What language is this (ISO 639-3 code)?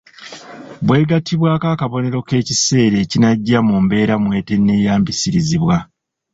lug